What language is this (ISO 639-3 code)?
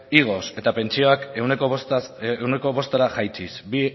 eus